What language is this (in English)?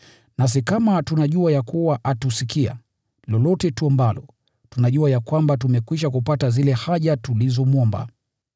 Swahili